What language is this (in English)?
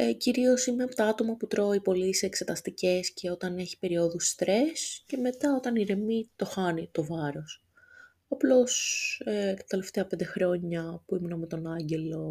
Greek